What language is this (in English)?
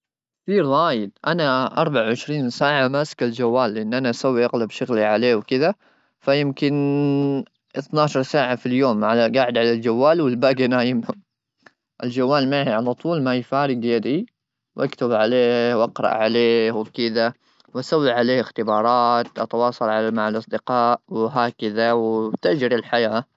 Gulf Arabic